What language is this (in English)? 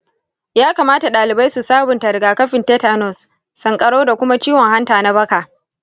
Hausa